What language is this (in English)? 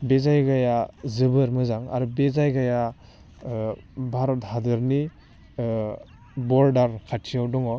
Bodo